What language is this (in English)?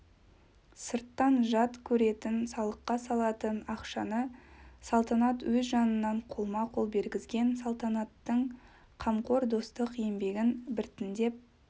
Kazakh